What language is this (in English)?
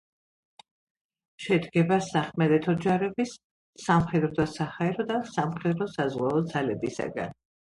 Georgian